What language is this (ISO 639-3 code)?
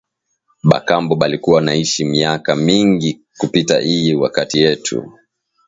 swa